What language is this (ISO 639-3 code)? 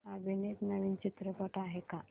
mar